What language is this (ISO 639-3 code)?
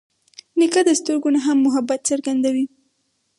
pus